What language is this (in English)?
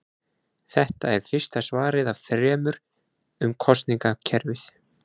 Icelandic